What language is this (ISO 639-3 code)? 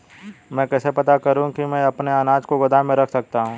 hin